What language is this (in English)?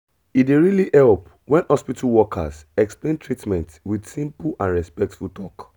Nigerian Pidgin